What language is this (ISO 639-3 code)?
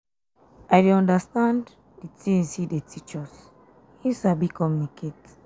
pcm